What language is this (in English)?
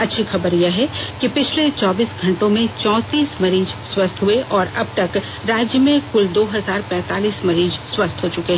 Hindi